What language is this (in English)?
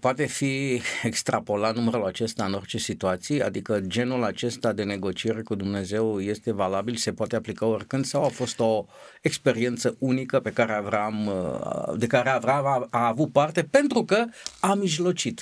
Romanian